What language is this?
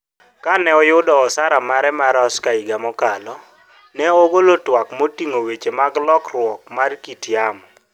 Luo (Kenya and Tanzania)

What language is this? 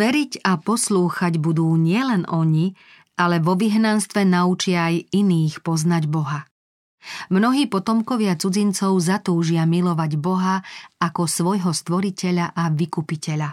Slovak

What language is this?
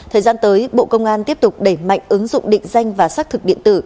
Vietnamese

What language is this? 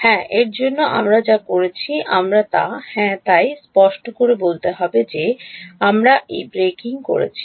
Bangla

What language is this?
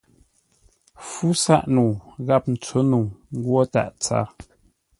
Ngombale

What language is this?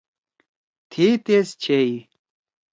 Torwali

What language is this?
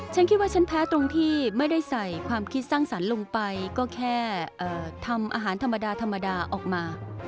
Thai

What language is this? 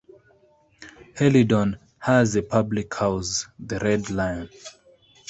English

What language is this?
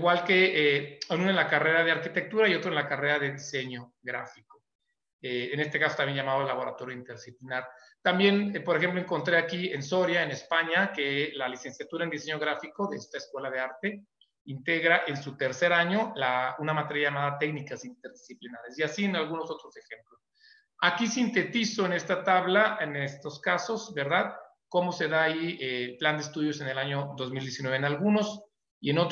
Spanish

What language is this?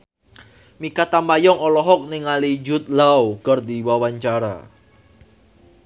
Sundanese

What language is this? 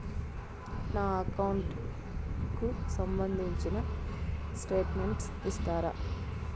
Telugu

